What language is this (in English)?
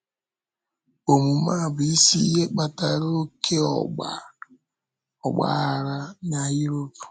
Igbo